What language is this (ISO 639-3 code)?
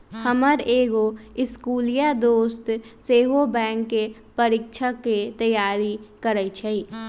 mag